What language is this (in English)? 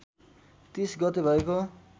Nepali